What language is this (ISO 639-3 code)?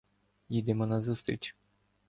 ukr